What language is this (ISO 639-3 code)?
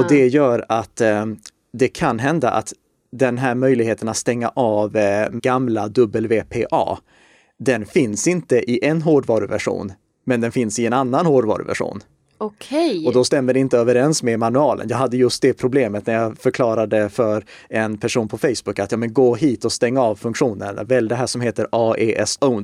swe